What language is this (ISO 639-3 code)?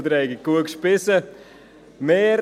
gsw